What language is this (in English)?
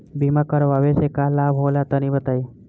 Bhojpuri